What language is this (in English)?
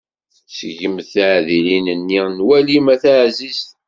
Kabyle